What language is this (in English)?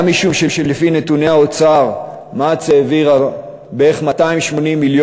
Hebrew